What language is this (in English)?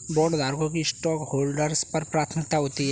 Hindi